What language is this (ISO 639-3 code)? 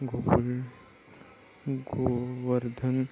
mar